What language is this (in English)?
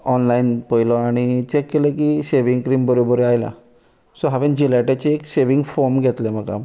Konkani